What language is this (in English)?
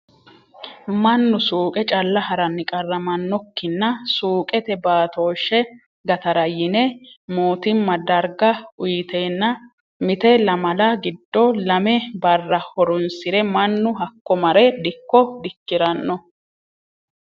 Sidamo